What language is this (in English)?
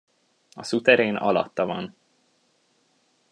Hungarian